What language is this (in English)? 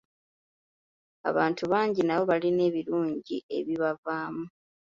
Ganda